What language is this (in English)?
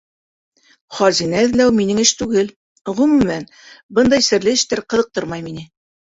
Bashkir